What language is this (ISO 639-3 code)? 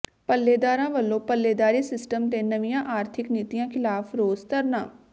pan